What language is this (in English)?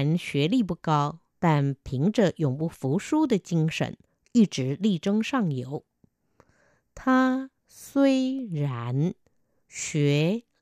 Vietnamese